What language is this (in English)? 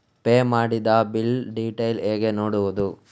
Kannada